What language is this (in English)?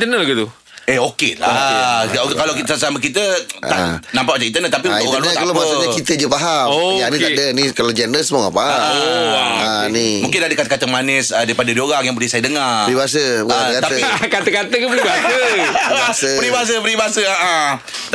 Malay